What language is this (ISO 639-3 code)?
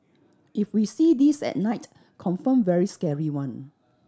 eng